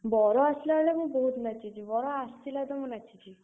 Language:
Odia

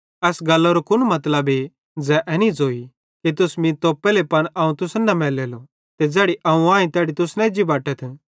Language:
Bhadrawahi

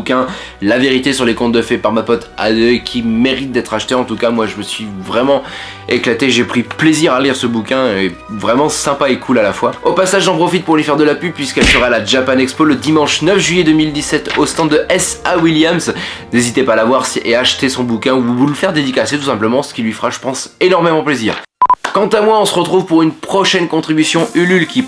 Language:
French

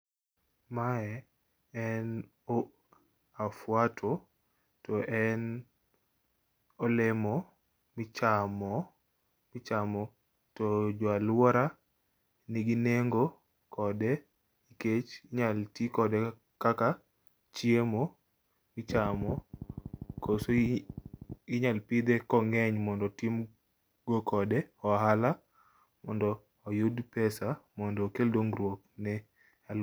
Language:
Luo (Kenya and Tanzania)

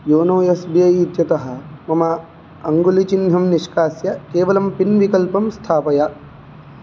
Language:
Sanskrit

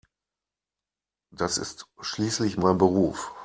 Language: German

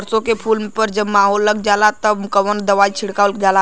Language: Bhojpuri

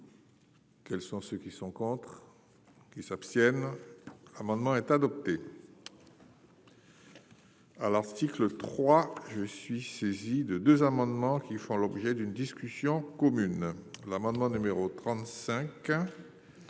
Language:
French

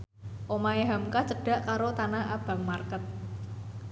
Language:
Javanese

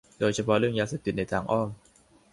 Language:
Thai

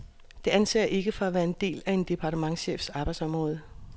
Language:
Danish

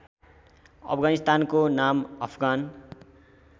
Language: Nepali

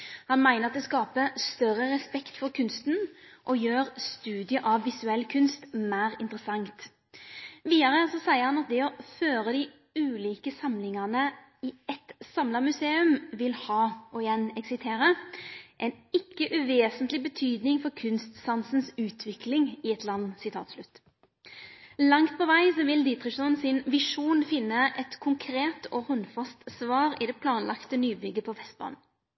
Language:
Norwegian Nynorsk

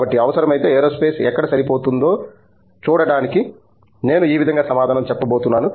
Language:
Telugu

